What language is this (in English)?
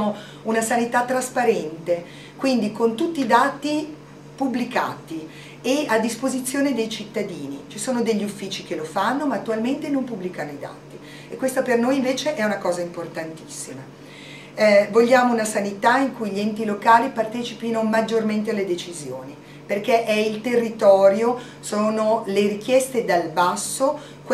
Italian